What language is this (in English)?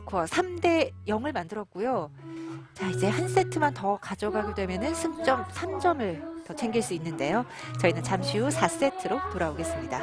Korean